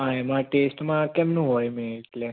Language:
Gujarati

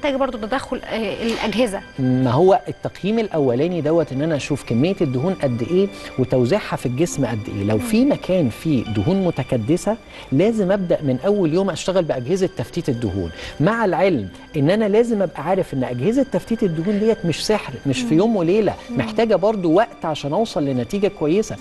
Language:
Arabic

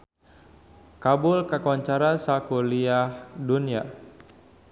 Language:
Sundanese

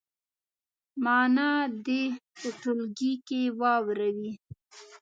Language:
Pashto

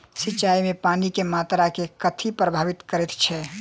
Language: Maithili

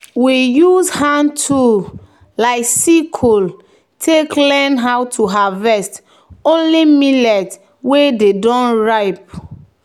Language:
Nigerian Pidgin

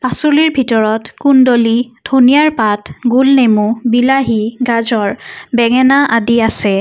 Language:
Assamese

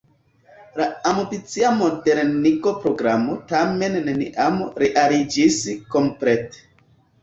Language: Esperanto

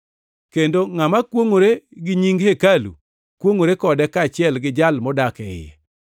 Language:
Luo (Kenya and Tanzania)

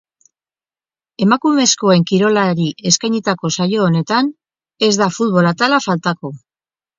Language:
Basque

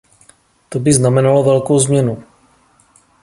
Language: Czech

